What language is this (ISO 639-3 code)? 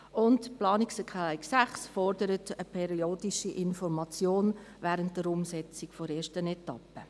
gsw